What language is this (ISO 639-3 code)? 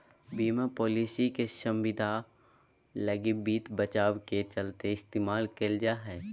mag